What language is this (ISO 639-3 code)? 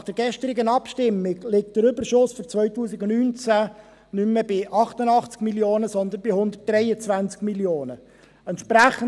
gsw